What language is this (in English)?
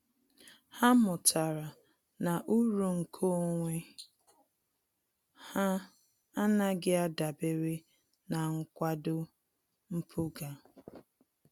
Igbo